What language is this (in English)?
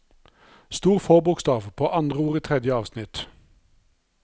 Norwegian